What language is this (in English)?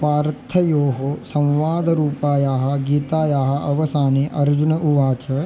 Sanskrit